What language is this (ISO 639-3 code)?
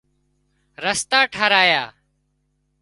kxp